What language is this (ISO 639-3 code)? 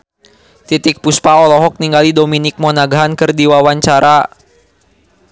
sun